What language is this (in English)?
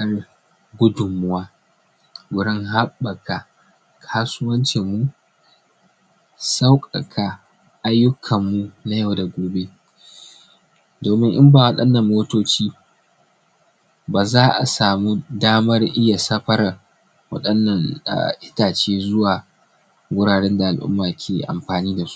Hausa